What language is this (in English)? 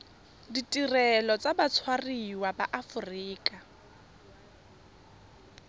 Tswana